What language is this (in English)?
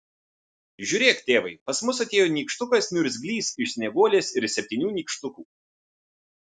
Lithuanian